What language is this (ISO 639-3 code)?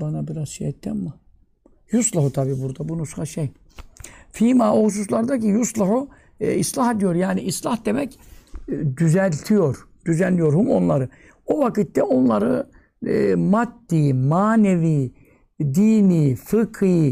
tur